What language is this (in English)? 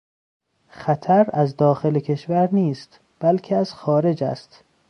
Persian